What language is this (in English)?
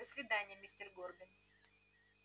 Russian